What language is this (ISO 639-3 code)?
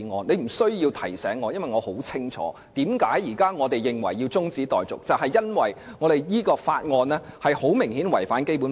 yue